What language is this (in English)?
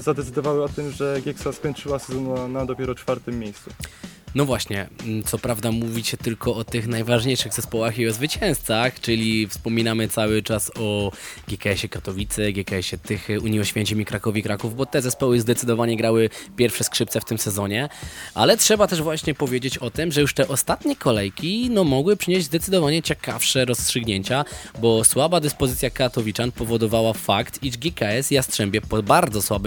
Polish